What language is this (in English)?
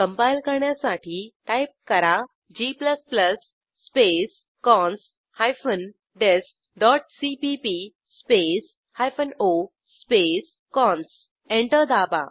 Marathi